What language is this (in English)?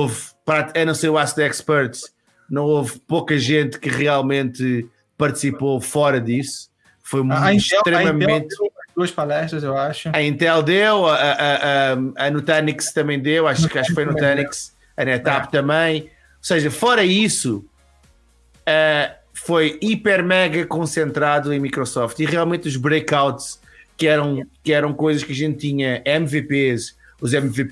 Portuguese